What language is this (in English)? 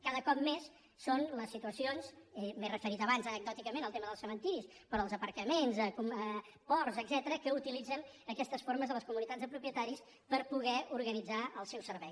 Catalan